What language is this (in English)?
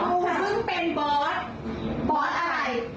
Thai